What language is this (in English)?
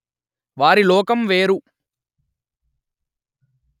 Telugu